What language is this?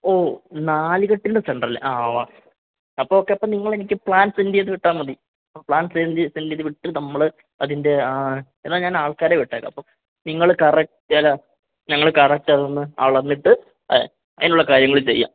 Malayalam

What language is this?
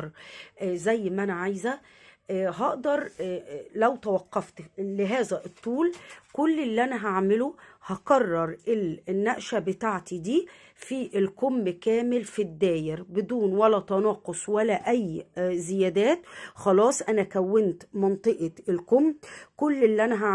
Arabic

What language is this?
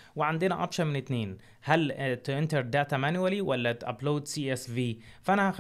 Arabic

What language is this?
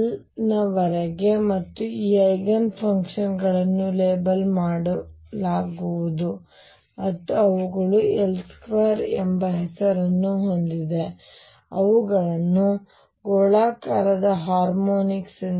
Kannada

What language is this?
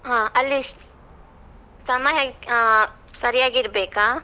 Kannada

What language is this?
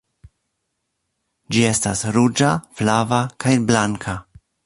Esperanto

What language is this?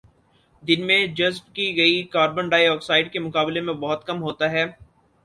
Urdu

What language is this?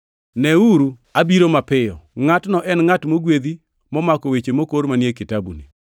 Luo (Kenya and Tanzania)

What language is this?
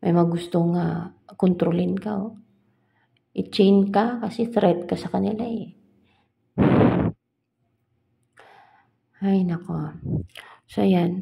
Filipino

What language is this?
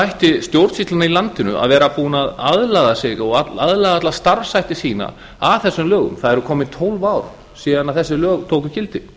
Icelandic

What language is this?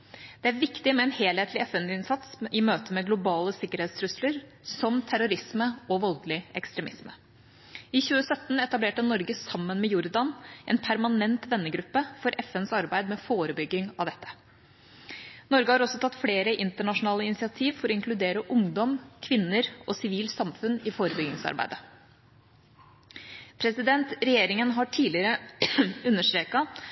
Norwegian Bokmål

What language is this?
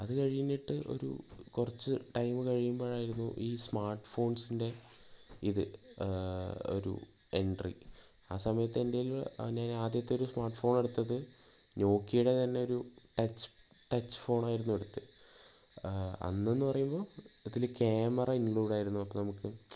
Malayalam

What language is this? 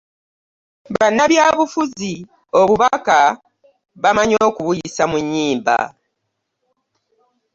Ganda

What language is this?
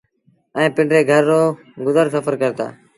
Sindhi Bhil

